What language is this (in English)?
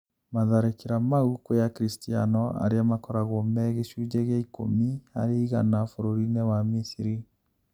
Kikuyu